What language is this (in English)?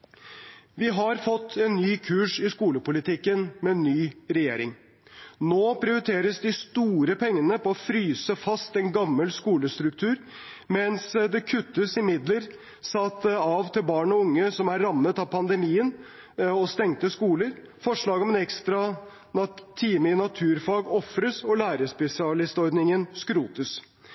Norwegian Bokmål